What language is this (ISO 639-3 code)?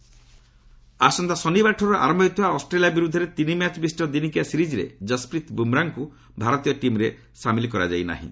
ori